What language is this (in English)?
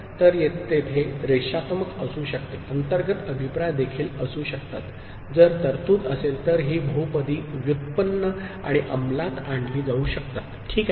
Marathi